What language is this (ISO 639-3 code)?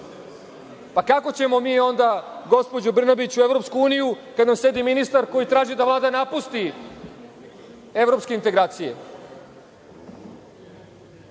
srp